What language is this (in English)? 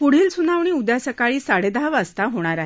Marathi